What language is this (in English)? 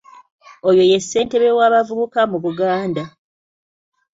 Ganda